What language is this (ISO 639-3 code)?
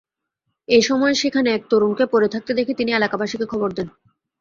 ben